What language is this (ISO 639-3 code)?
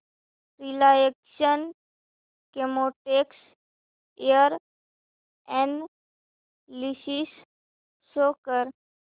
mar